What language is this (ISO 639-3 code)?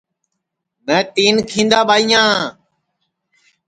ssi